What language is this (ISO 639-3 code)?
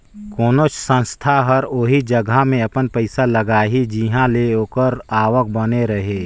hne